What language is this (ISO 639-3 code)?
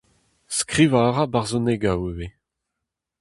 bre